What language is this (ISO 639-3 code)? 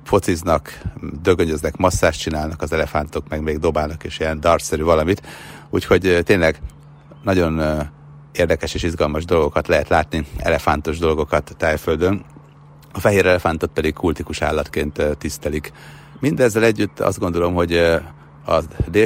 hun